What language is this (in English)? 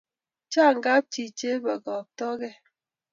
Kalenjin